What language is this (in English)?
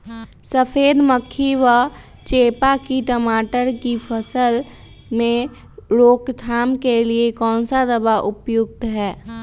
Magahi